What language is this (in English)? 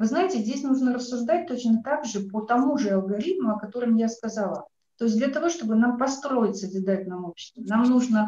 Russian